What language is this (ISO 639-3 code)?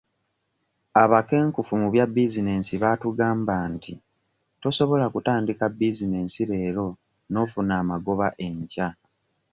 lug